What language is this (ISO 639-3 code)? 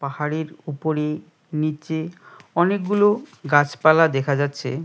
ben